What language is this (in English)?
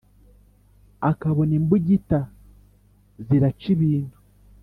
Kinyarwanda